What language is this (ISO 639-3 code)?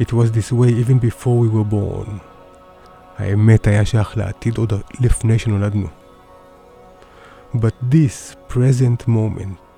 heb